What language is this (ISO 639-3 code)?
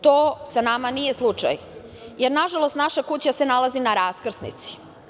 srp